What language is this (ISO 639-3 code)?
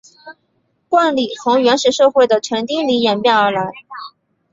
zho